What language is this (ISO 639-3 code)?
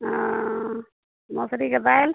mai